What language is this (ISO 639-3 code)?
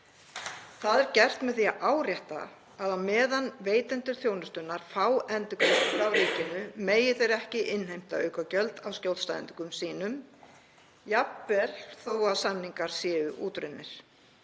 isl